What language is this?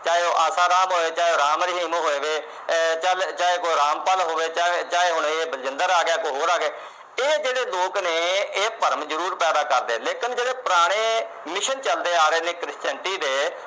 Punjabi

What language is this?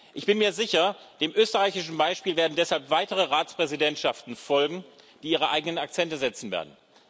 German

